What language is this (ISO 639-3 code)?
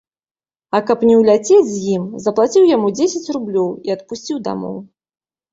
bel